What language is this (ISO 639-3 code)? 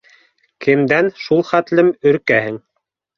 bak